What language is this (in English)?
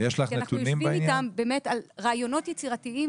Hebrew